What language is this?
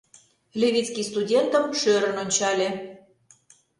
Mari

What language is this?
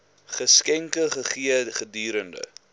Afrikaans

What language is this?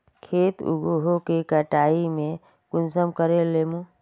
Magahi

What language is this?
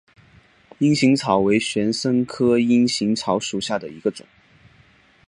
Chinese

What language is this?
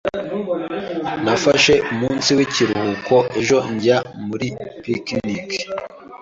Kinyarwanda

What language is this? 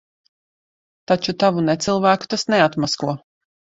Latvian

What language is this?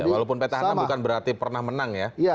Indonesian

